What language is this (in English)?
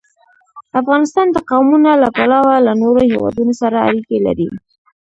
Pashto